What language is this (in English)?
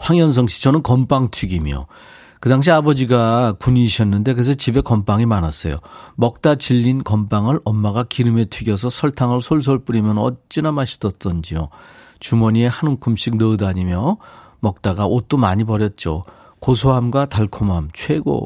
Korean